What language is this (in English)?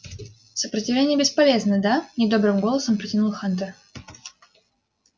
Russian